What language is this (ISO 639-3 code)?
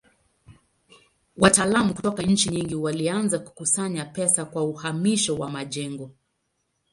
swa